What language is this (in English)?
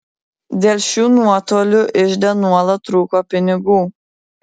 Lithuanian